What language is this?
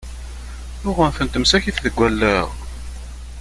Kabyle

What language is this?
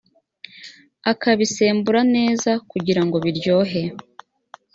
Kinyarwanda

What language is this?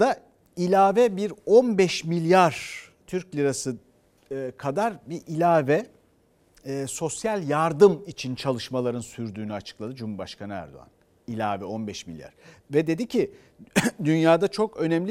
Turkish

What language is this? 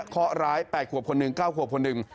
Thai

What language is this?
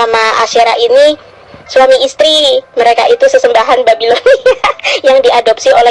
Indonesian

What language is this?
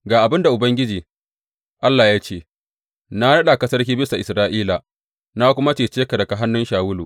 Hausa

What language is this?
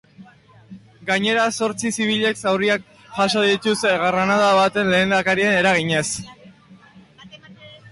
Basque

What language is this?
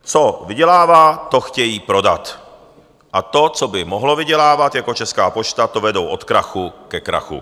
Czech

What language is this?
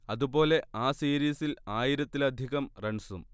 Malayalam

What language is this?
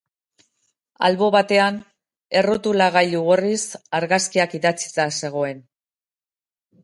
Basque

